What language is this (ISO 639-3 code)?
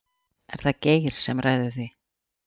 isl